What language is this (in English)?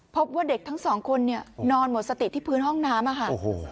Thai